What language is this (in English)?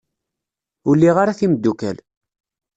Kabyle